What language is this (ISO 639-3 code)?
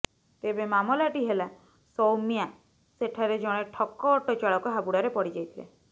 ori